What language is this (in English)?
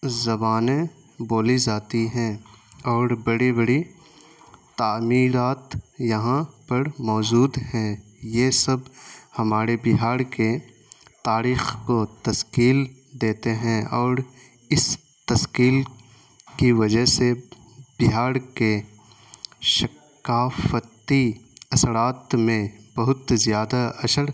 Urdu